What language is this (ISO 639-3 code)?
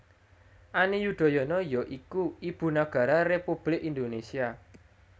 jav